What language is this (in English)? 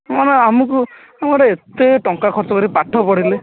Odia